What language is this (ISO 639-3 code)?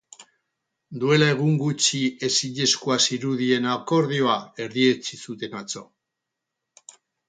eus